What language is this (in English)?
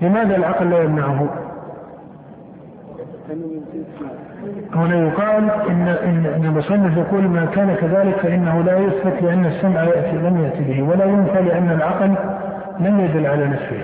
Arabic